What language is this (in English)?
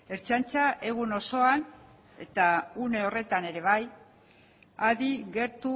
Basque